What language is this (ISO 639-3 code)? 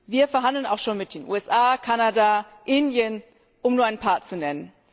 deu